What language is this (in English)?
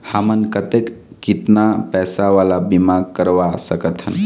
Chhattisgarhi